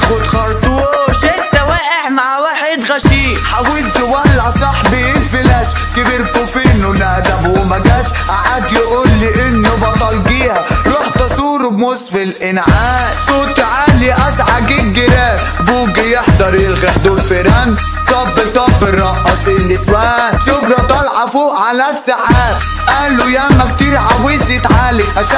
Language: Arabic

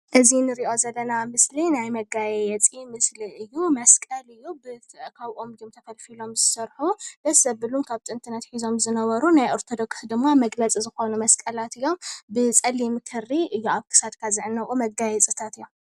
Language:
Tigrinya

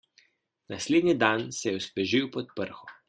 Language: Slovenian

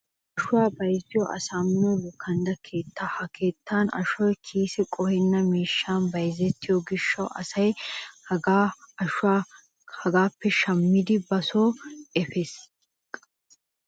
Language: Wolaytta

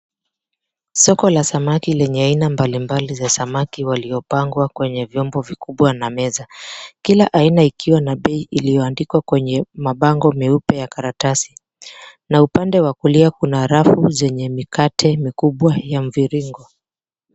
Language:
Swahili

